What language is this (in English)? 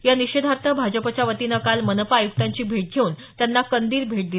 Marathi